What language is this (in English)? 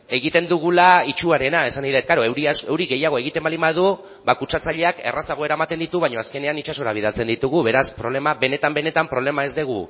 Basque